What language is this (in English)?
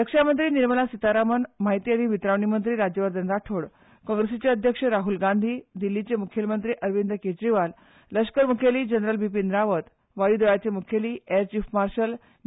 Konkani